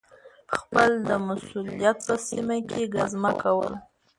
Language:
Pashto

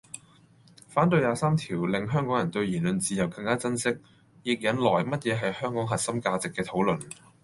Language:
Cantonese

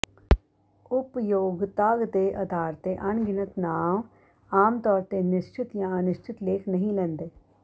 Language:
Punjabi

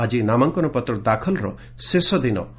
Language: Odia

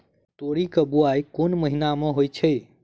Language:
Maithili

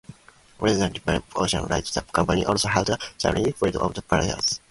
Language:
English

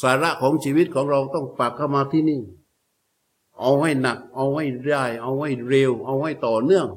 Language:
Thai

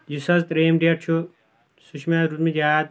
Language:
Kashmiri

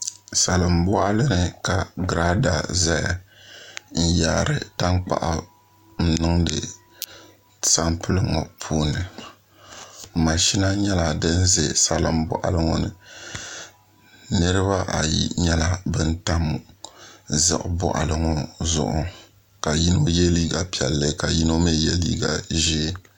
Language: Dagbani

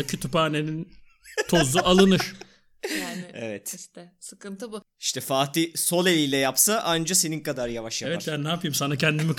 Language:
Turkish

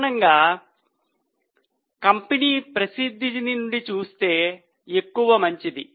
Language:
Telugu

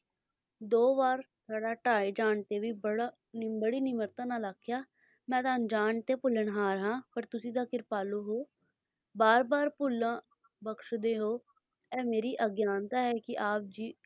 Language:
Punjabi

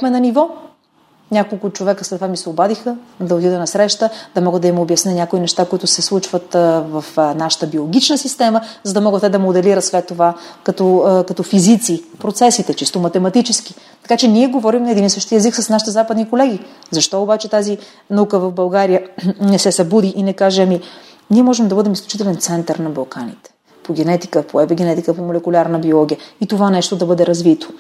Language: Bulgarian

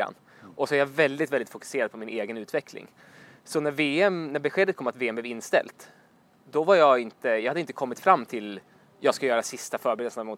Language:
Swedish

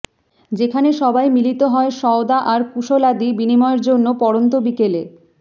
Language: Bangla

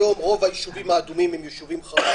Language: Hebrew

